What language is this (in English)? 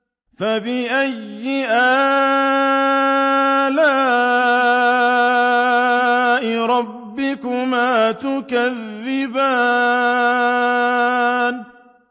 Arabic